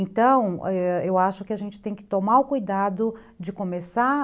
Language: Portuguese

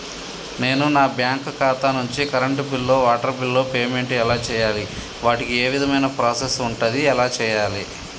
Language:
Telugu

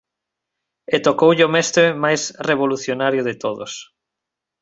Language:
Galician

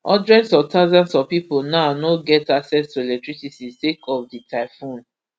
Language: Nigerian Pidgin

